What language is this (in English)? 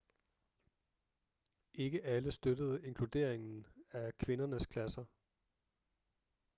Danish